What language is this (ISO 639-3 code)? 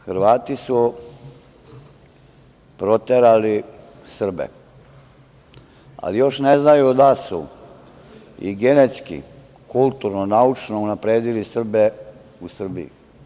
srp